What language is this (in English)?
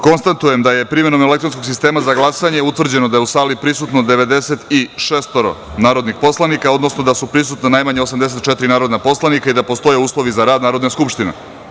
Serbian